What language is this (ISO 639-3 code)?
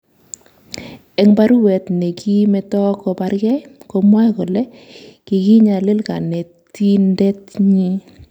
kln